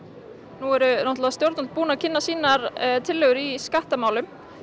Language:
Icelandic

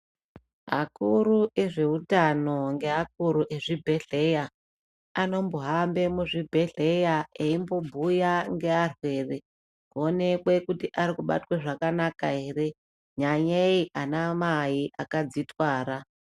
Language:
Ndau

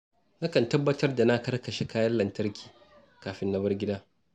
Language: Hausa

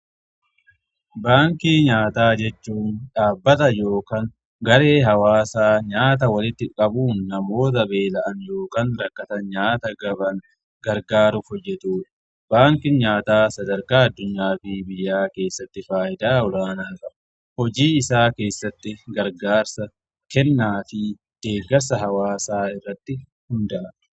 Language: Oromo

